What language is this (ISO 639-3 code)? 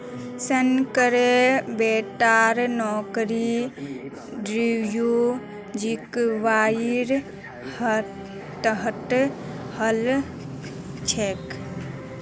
mag